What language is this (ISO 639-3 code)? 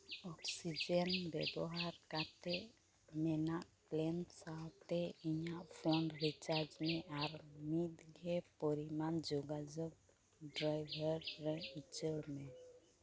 sat